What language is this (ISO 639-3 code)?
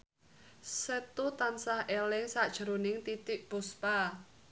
jav